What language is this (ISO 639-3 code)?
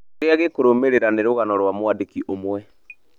kik